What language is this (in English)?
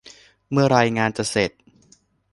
Thai